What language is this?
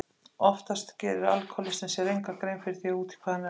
Icelandic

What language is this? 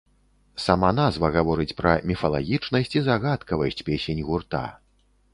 Belarusian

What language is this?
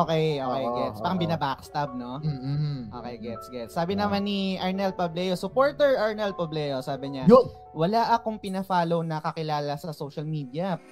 Filipino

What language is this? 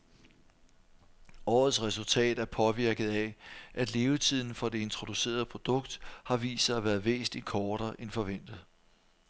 Danish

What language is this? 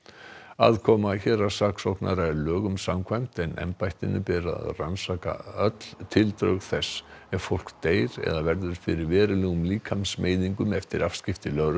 Icelandic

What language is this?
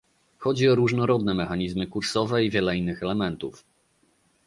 Polish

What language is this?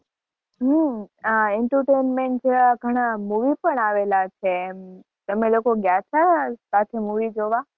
Gujarati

